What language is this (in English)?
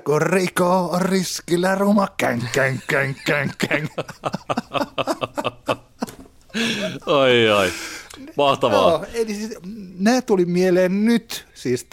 Finnish